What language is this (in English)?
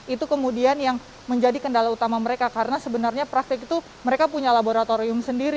Indonesian